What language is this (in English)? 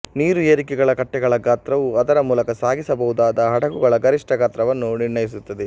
Kannada